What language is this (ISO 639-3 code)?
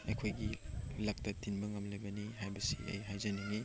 mni